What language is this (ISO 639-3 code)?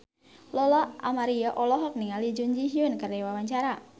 sun